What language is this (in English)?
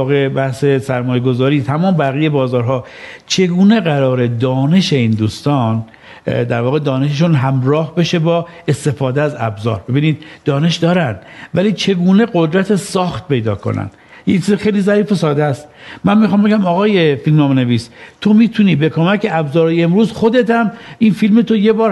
Persian